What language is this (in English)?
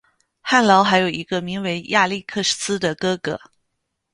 Chinese